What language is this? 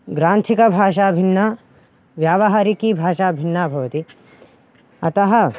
Sanskrit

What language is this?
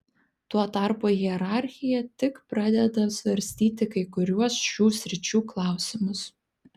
Lithuanian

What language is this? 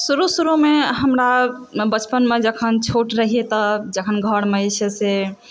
Maithili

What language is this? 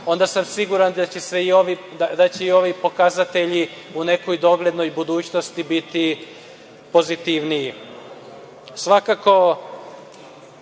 Serbian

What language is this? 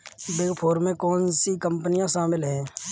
Hindi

